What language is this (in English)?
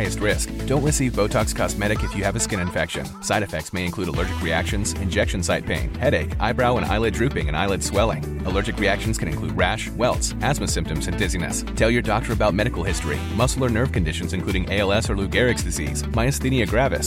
Swedish